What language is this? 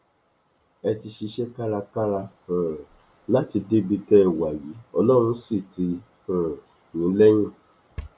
Yoruba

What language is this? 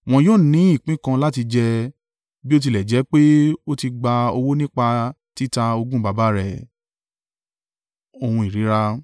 Yoruba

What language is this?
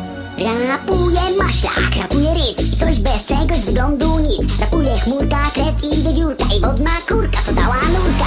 Czech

